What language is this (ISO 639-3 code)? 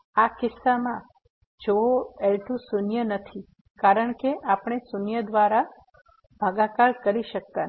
guj